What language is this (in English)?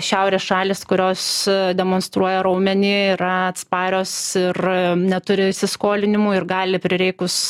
Lithuanian